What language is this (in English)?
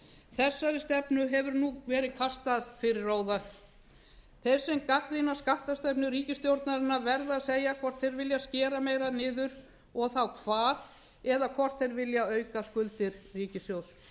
Icelandic